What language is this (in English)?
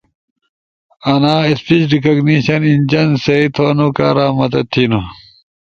Ushojo